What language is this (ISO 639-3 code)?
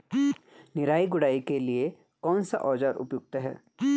hin